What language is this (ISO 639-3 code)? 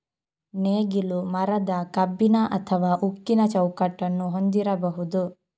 kan